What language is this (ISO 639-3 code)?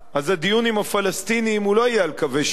heb